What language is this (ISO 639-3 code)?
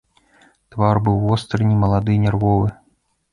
bel